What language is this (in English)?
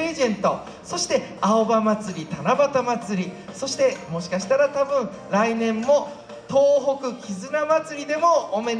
Japanese